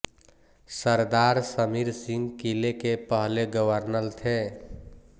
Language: Hindi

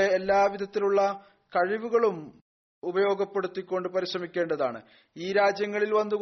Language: Malayalam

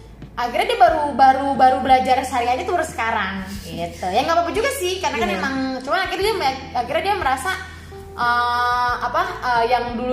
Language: Indonesian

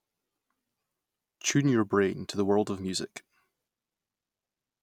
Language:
English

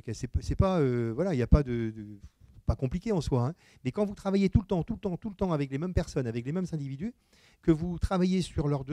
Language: French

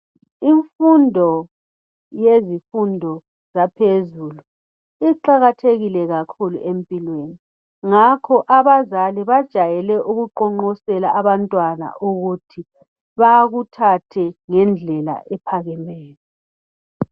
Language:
North Ndebele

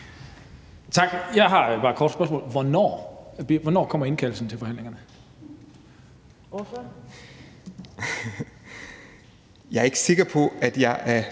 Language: Danish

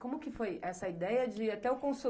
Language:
Portuguese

